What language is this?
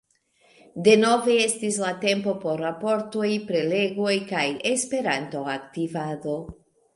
Esperanto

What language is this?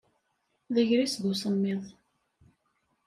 Kabyle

